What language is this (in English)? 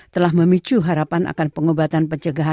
Indonesian